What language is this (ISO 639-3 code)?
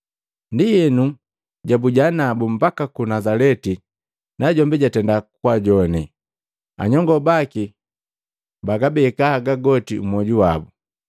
mgv